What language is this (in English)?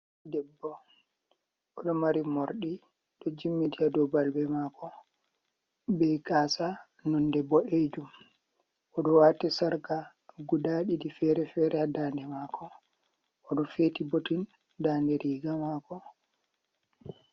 Fula